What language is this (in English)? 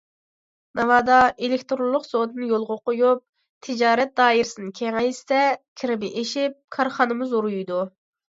Uyghur